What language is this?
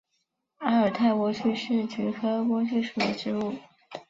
Chinese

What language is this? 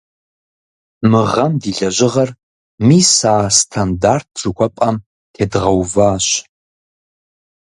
Kabardian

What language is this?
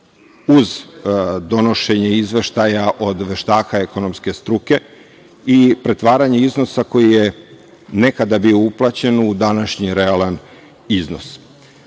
Serbian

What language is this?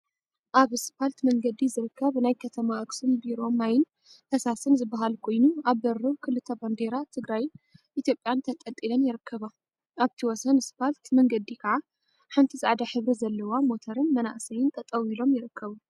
Tigrinya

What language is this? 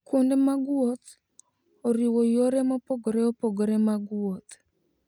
Luo (Kenya and Tanzania)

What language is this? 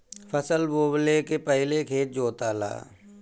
Bhojpuri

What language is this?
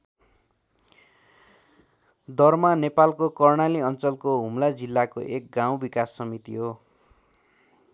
Nepali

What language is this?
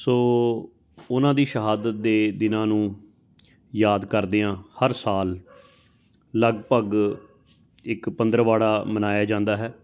Punjabi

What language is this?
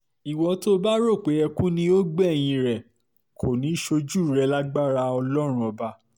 Yoruba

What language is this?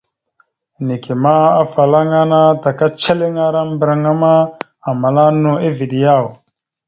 Mada (Cameroon)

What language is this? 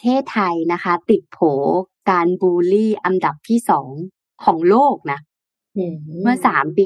Thai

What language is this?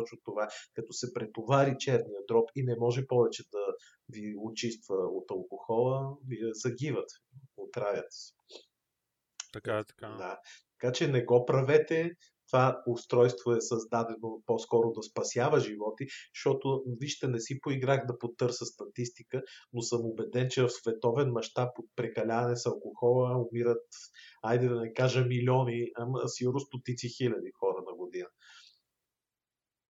Bulgarian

